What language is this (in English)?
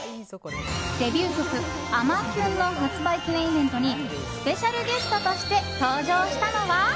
Japanese